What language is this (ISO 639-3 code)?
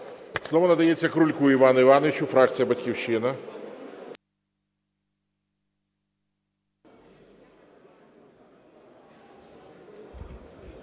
ukr